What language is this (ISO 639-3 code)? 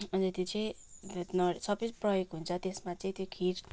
nep